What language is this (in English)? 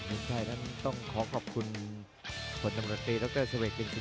Thai